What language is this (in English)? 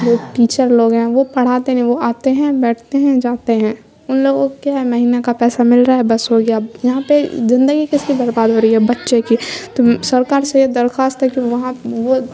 Urdu